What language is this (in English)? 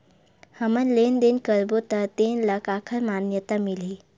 Chhattisgarhi